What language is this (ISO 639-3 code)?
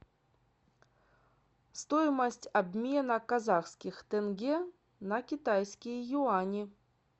rus